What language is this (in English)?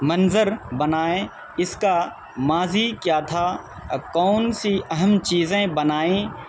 Urdu